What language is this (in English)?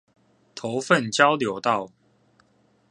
Chinese